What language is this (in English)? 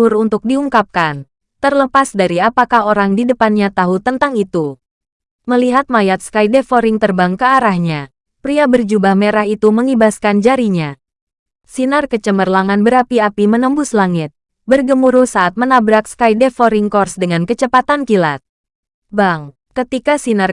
Indonesian